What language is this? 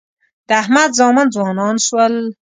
Pashto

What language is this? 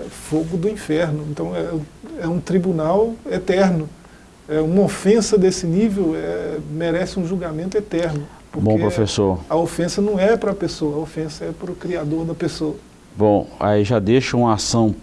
Portuguese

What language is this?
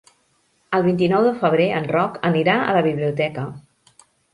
Catalan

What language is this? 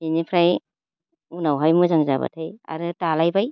Bodo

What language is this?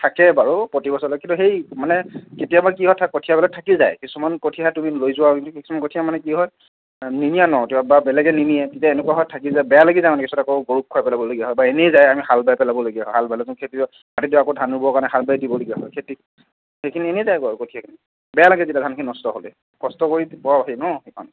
Assamese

